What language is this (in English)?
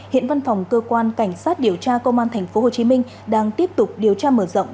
Vietnamese